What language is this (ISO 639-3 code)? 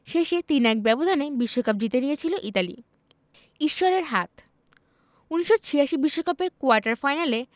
ben